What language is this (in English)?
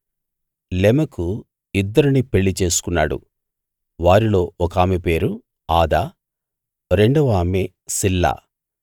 Telugu